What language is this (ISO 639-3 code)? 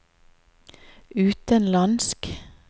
nor